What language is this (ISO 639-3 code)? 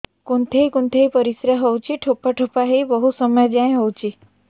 ori